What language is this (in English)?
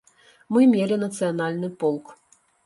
Belarusian